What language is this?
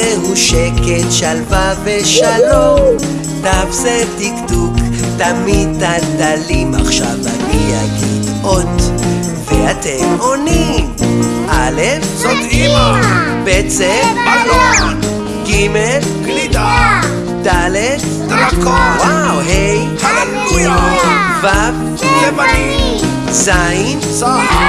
Hebrew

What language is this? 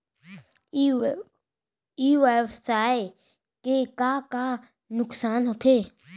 Chhattisgarhi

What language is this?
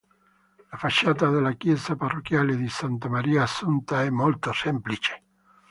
Italian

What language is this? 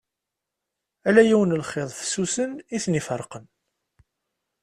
Kabyle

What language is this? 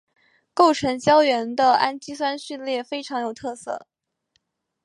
Chinese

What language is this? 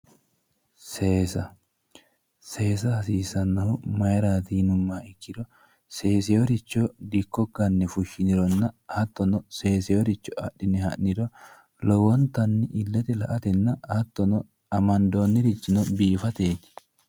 Sidamo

